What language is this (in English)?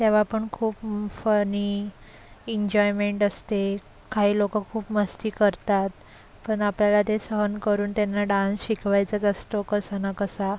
Marathi